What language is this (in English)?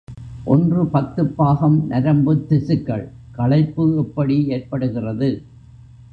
Tamil